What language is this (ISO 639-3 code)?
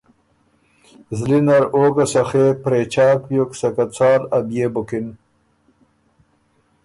oru